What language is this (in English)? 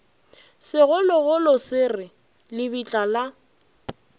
Northern Sotho